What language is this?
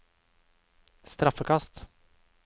Norwegian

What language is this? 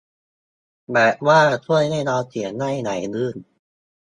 Thai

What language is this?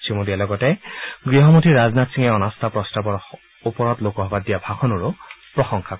Assamese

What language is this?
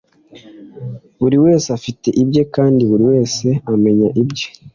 Kinyarwanda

